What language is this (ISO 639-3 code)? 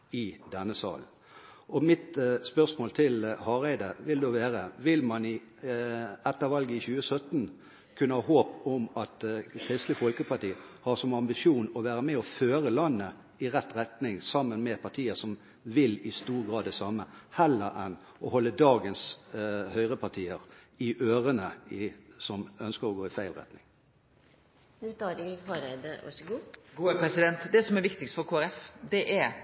nor